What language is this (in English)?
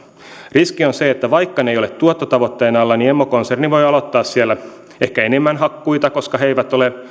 Finnish